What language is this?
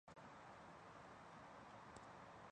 Chinese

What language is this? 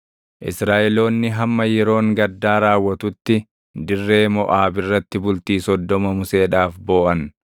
Oromo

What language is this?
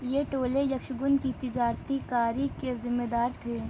Urdu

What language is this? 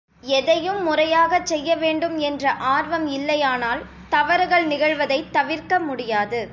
Tamil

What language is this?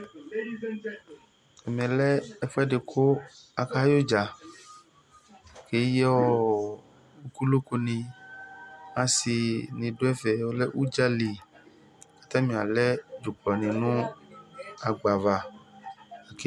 Ikposo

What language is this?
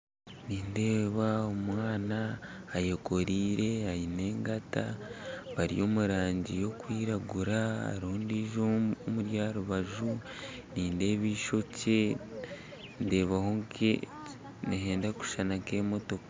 Nyankole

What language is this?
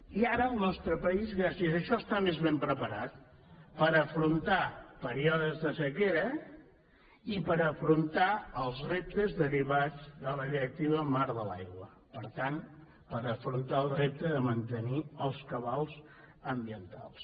Catalan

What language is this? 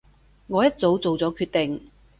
Cantonese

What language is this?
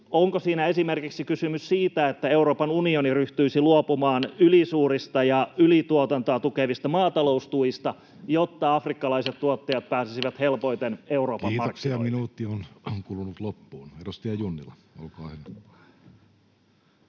Finnish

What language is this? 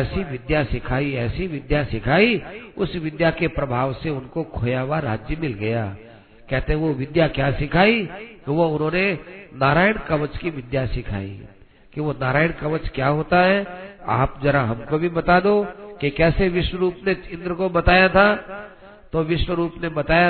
Hindi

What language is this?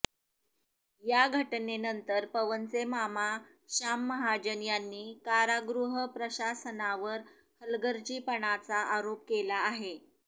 Marathi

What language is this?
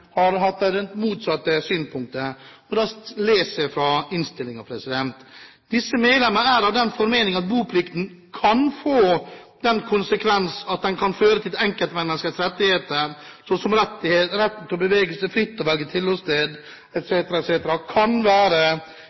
Norwegian Bokmål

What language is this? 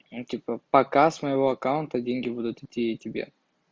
Russian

